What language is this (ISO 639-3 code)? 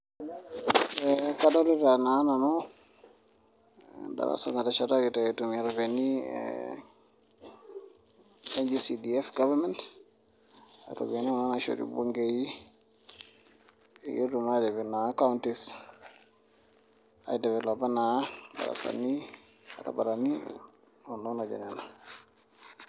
mas